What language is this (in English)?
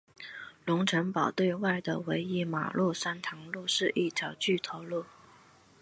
Chinese